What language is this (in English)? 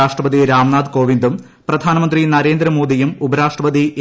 Malayalam